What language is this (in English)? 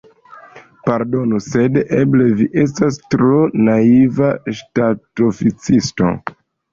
Esperanto